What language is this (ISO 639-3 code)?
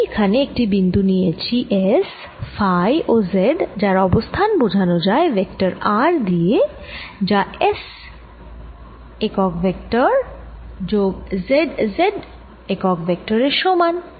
ben